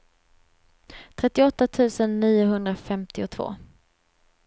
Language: Swedish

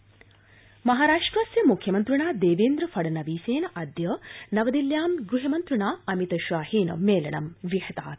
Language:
Sanskrit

